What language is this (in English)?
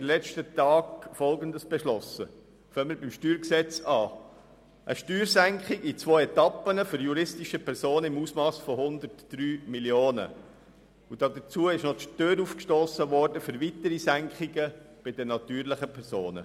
Swiss German